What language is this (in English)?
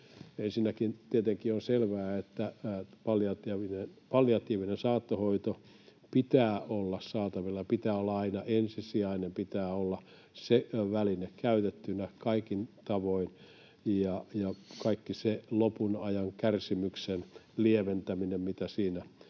Finnish